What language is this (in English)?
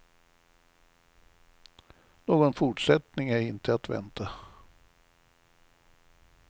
Swedish